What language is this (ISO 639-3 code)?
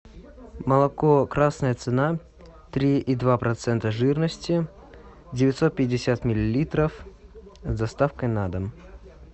rus